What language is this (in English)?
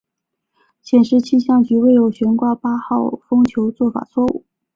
Chinese